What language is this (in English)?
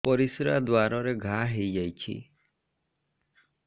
Odia